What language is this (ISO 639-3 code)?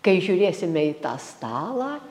lit